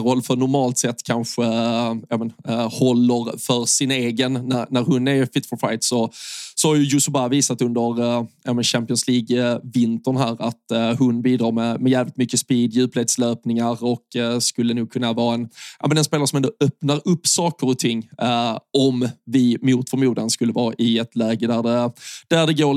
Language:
Swedish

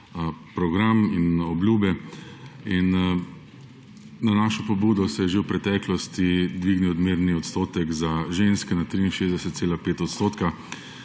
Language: Slovenian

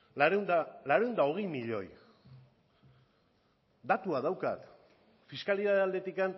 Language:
Basque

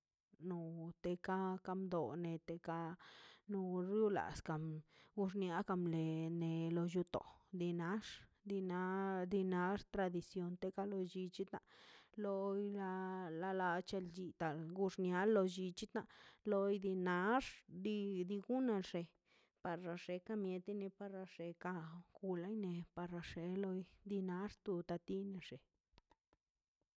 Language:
Mazaltepec Zapotec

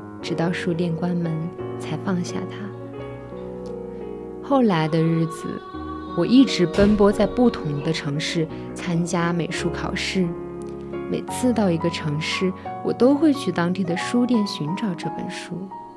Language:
Chinese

